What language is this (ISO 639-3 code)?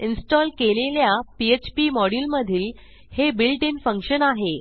mar